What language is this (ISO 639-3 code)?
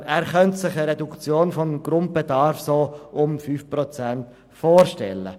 gsw